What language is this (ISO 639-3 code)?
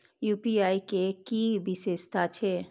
mai